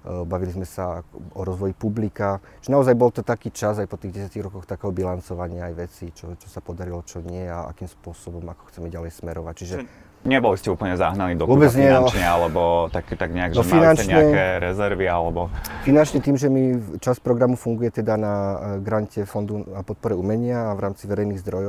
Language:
Slovak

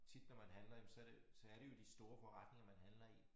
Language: Danish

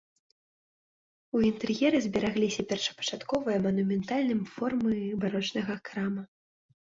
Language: Belarusian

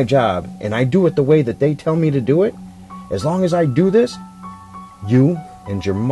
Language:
English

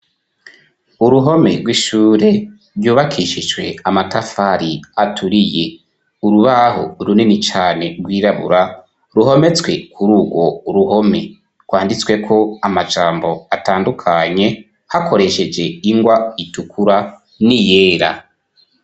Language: Rundi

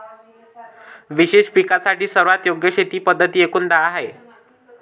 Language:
Marathi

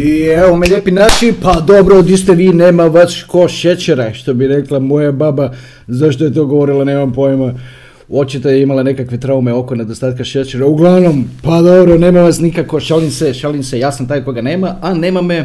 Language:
Croatian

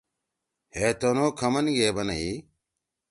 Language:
Torwali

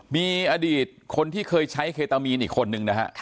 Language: Thai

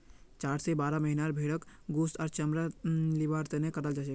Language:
Magahi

